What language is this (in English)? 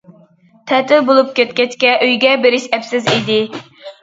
Uyghur